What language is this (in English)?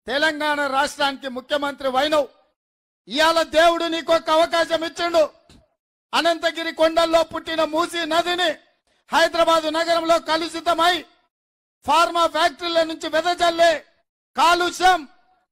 Telugu